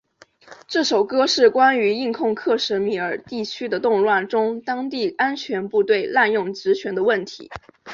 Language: Chinese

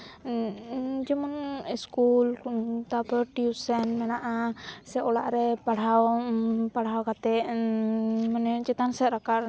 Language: Santali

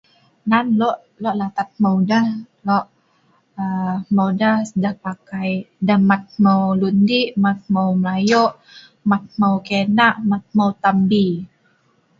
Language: Sa'ban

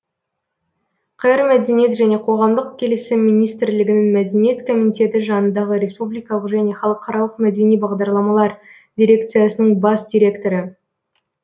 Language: Kazakh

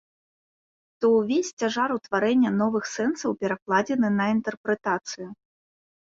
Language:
Belarusian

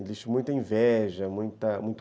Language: Portuguese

